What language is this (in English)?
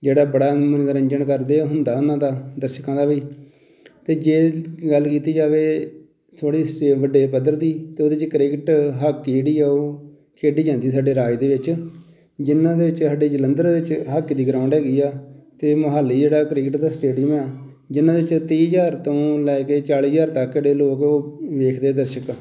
Punjabi